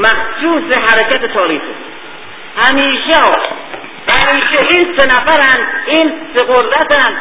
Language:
Persian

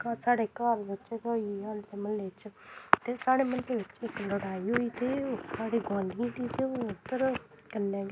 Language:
Dogri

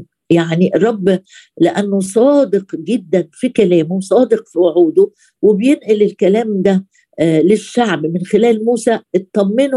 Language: Arabic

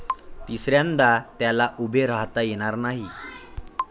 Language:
Marathi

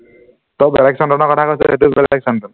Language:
Assamese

